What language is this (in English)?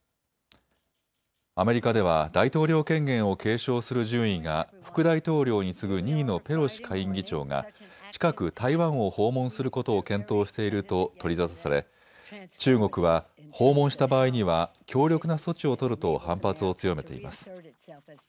Japanese